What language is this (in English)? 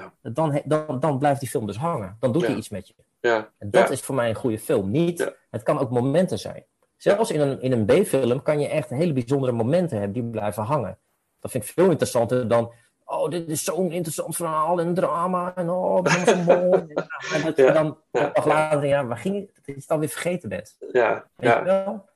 Dutch